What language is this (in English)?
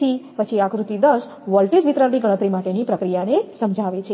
Gujarati